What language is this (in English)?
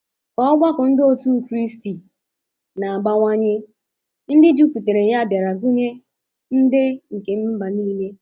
Igbo